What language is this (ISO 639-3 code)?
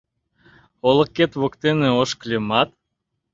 chm